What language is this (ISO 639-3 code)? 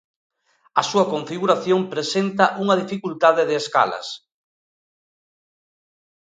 glg